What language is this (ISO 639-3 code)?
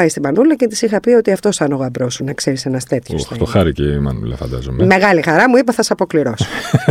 ell